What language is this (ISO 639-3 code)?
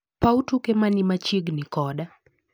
luo